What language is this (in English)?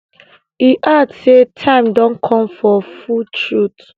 Nigerian Pidgin